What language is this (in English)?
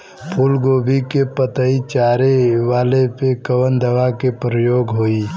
Bhojpuri